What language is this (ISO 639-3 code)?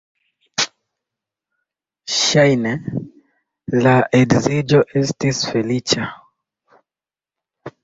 epo